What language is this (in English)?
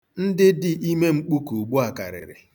Igbo